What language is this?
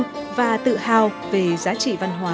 Vietnamese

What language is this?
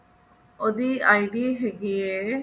Punjabi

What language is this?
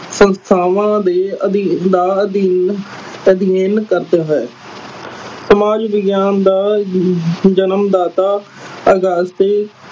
Punjabi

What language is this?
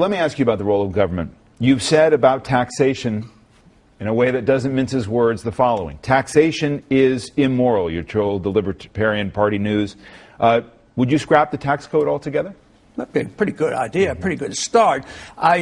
English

